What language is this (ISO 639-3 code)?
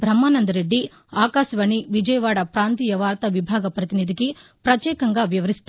tel